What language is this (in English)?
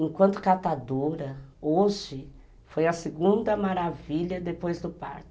Portuguese